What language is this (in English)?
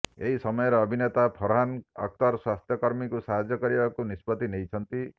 Odia